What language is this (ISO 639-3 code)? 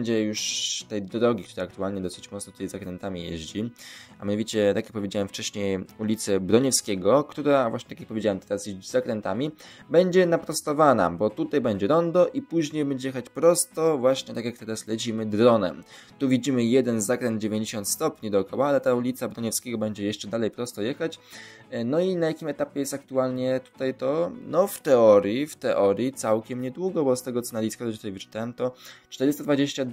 pol